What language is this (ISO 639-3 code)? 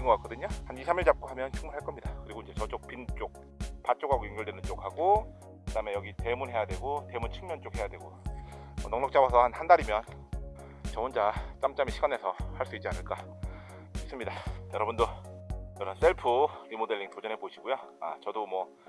kor